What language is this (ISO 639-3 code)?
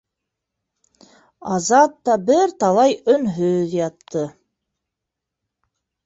bak